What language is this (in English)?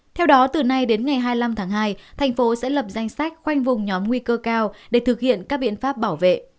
Vietnamese